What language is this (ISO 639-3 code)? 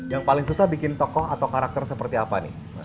ind